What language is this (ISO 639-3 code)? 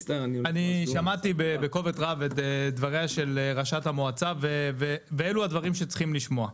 heb